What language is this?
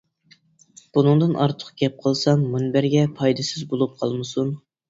Uyghur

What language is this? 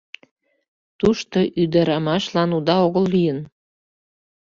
Mari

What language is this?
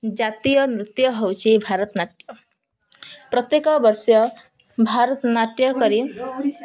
Odia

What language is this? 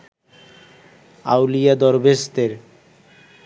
Bangla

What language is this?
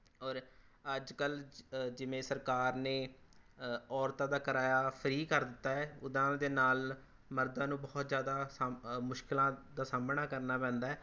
Punjabi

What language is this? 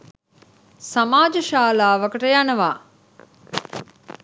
Sinhala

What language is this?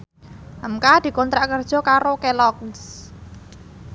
Javanese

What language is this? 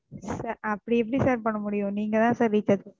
Tamil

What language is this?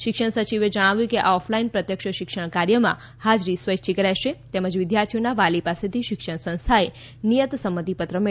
Gujarati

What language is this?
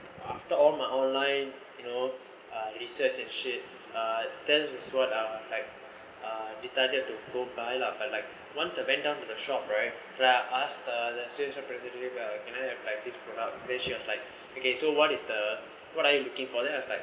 English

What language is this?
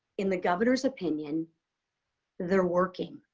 English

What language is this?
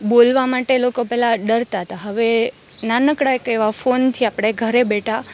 Gujarati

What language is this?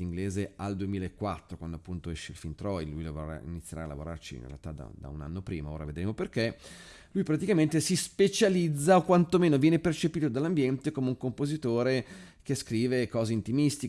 Italian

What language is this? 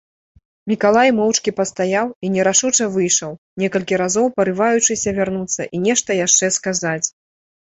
Belarusian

